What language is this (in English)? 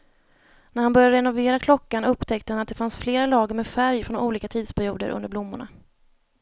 Swedish